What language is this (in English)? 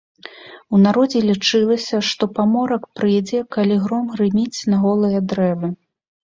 Belarusian